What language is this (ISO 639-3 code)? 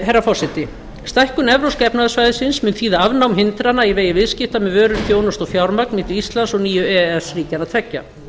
isl